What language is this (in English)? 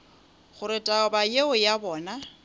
Northern Sotho